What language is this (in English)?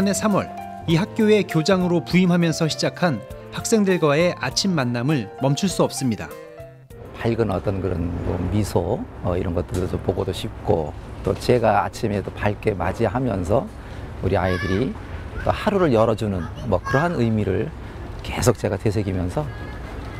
Korean